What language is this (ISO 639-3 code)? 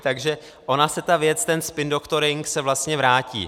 ces